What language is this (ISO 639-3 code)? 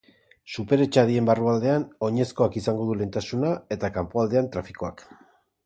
eus